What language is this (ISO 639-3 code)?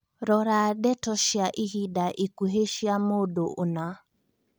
kik